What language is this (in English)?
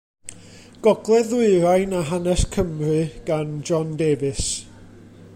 Welsh